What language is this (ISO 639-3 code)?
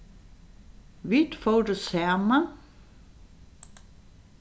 fao